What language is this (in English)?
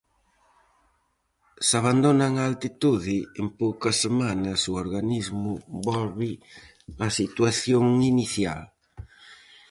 Galician